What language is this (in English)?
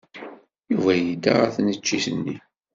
Kabyle